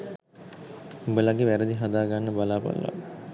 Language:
Sinhala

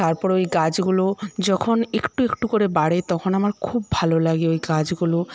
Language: Bangla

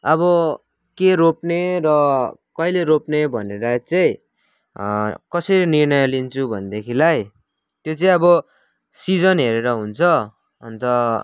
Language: Nepali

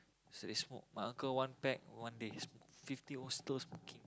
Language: English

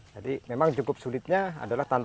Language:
Indonesian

